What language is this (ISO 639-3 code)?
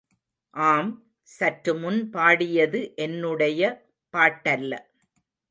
tam